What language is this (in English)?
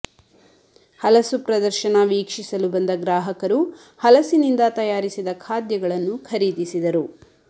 Kannada